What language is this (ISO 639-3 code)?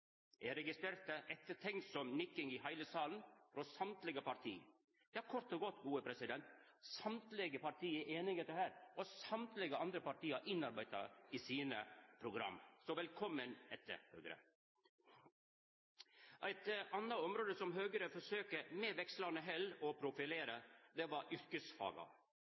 nno